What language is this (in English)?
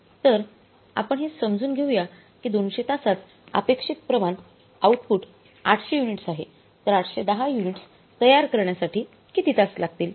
Marathi